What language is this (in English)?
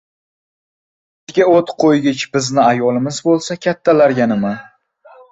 Uzbek